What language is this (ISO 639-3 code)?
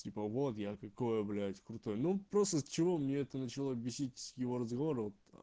rus